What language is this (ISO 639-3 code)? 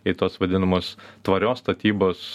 lit